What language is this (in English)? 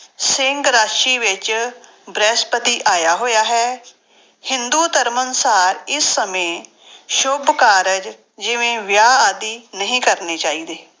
Punjabi